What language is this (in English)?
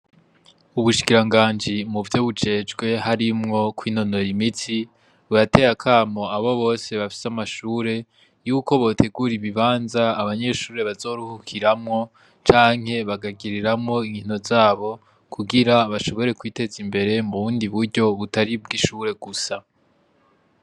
Rundi